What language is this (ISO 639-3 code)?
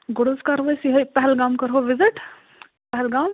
kas